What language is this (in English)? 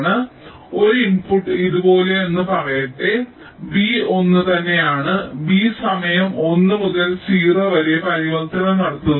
Malayalam